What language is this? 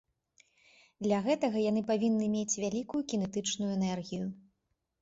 Belarusian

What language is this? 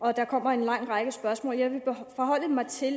Danish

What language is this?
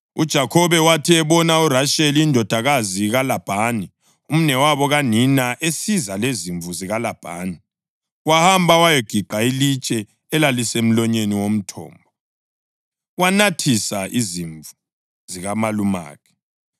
North Ndebele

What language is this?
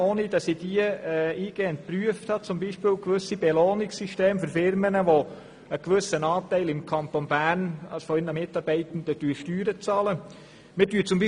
Swiss German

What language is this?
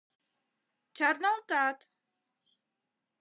Mari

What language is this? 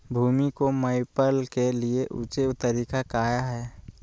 Magahi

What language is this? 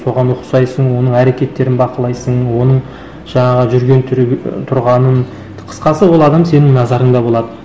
Kazakh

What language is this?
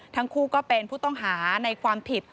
Thai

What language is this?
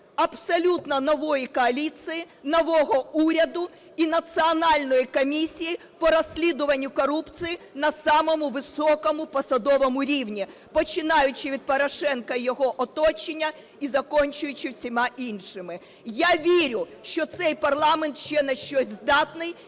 Ukrainian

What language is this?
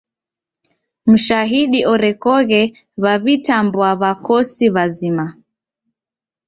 Taita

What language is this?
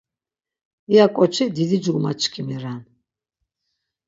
Laz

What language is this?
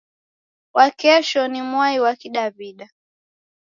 Taita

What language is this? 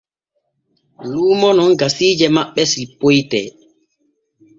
Borgu Fulfulde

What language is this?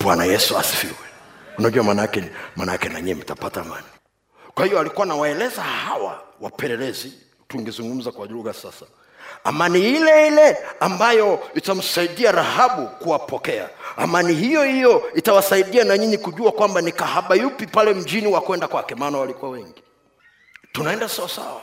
Swahili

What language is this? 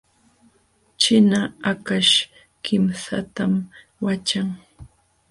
Jauja Wanca Quechua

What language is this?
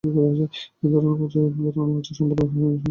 Bangla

